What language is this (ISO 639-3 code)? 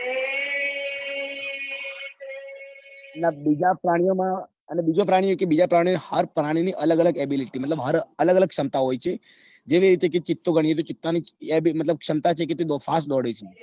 guj